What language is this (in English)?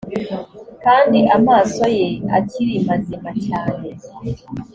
Kinyarwanda